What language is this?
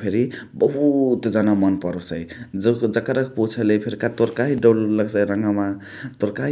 Chitwania Tharu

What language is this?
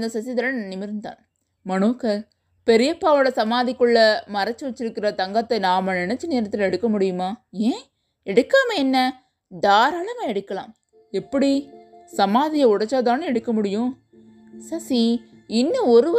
Tamil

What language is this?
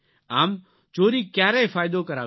Gujarati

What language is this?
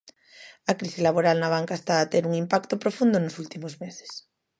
Galician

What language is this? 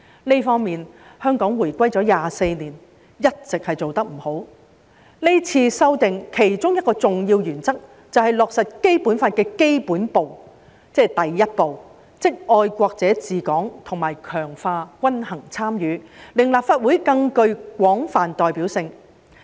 Cantonese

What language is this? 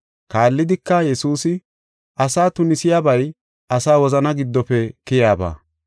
Gofa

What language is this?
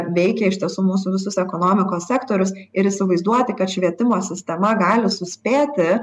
Lithuanian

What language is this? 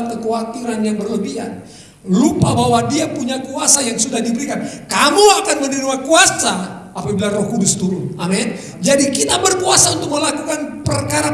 Indonesian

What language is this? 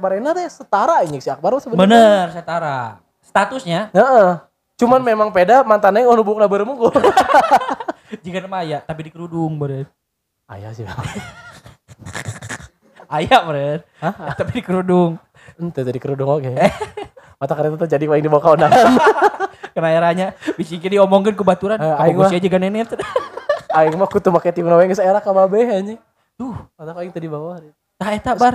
Indonesian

